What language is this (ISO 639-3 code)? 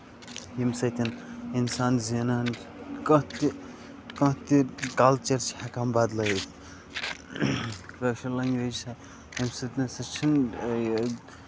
kas